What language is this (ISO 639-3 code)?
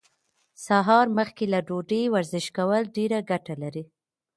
pus